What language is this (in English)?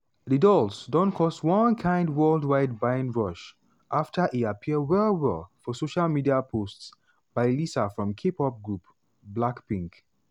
Nigerian Pidgin